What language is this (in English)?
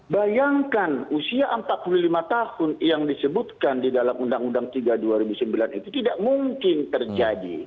Indonesian